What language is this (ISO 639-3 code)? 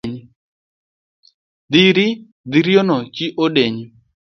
luo